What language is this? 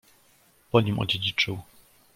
Polish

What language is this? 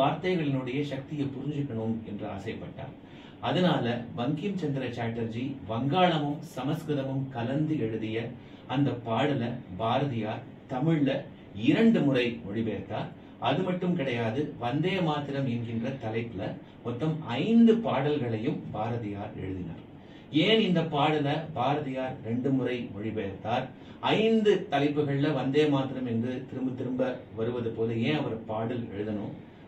Tamil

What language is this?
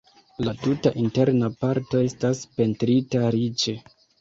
Esperanto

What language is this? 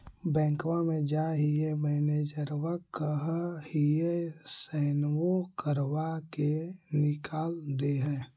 Magahi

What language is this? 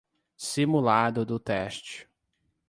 Portuguese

